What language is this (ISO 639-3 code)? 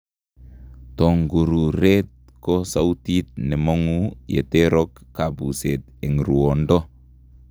kln